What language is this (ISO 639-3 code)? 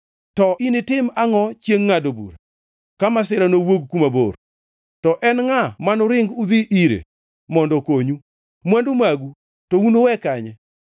luo